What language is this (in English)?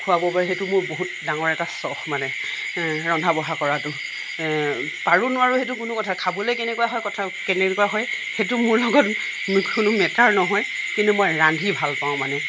Assamese